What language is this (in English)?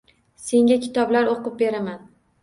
Uzbek